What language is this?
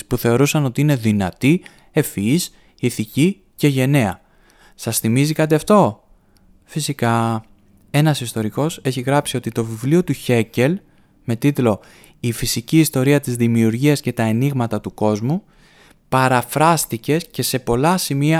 Greek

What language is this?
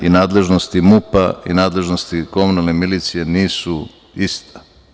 Serbian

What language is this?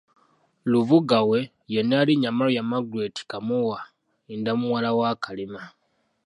Ganda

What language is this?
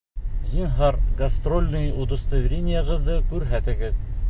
Bashkir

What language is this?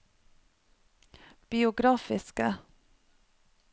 Norwegian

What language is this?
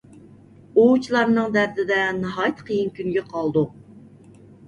Uyghur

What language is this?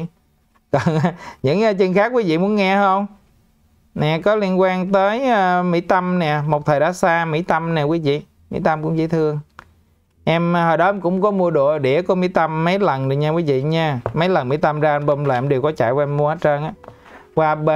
Vietnamese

